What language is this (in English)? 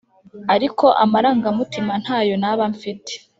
Kinyarwanda